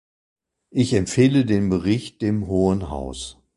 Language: German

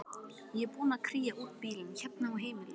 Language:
Icelandic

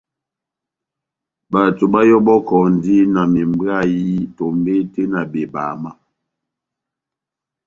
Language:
Batanga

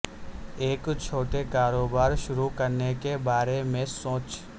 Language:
Urdu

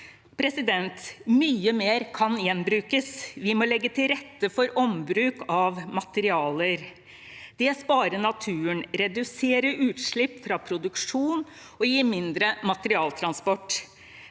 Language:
Norwegian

